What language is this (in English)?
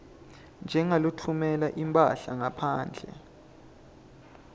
Swati